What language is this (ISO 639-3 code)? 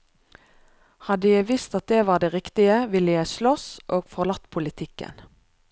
nor